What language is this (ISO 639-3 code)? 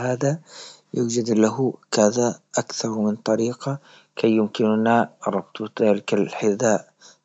ayl